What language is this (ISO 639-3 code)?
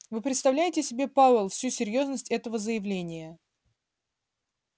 rus